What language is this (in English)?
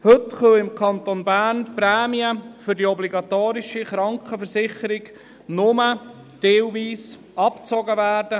Swiss German